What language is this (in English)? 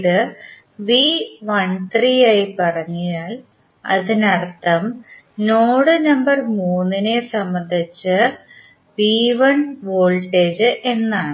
Malayalam